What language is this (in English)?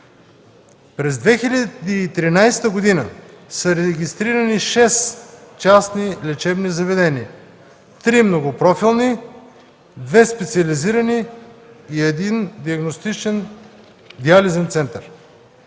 Bulgarian